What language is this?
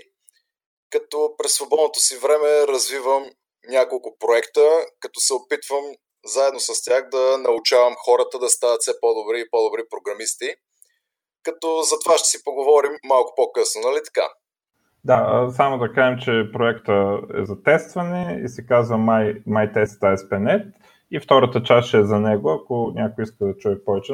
Bulgarian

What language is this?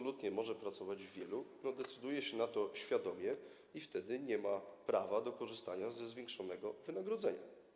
Polish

